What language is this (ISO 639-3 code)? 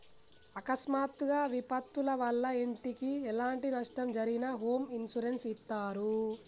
tel